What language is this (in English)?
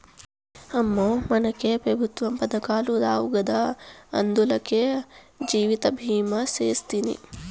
Telugu